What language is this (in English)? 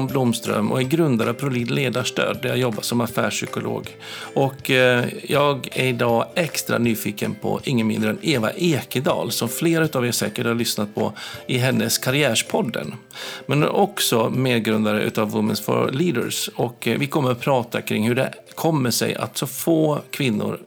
Swedish